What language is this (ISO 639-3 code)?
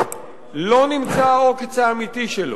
heb